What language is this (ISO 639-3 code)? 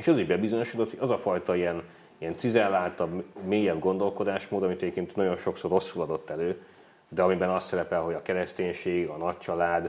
hun